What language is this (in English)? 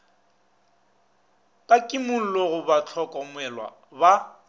Northern Sotho